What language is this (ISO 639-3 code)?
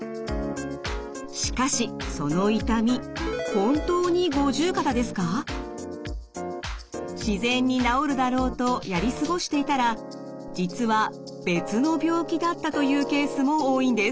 jpn